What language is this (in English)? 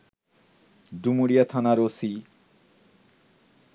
Bangla